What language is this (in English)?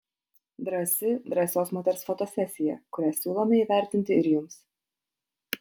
Lithuanian